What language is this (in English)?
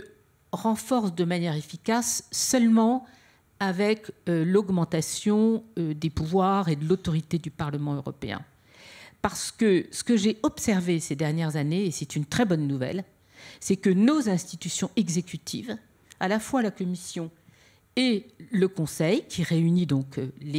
French